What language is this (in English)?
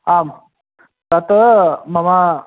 Sanskrit